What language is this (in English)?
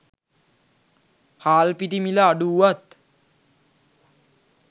Sinhala